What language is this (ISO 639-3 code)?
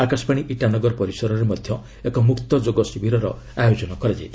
ori